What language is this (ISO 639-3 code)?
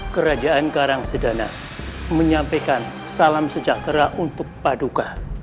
ind